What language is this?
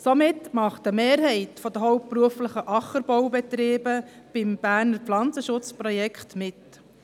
Swiss German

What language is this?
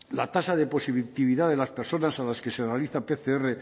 Spanish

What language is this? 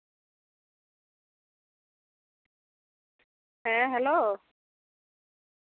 Santali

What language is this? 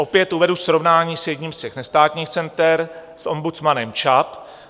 Czech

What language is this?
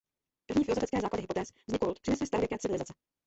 Czech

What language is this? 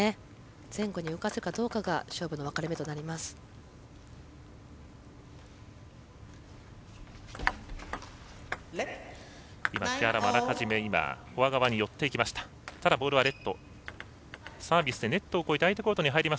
Japanese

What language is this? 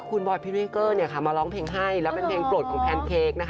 Thai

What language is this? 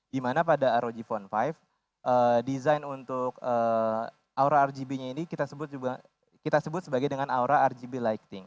Indonesian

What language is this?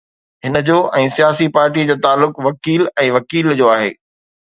Sindhi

